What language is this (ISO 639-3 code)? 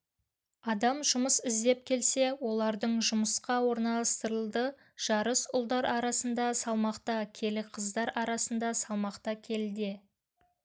kaz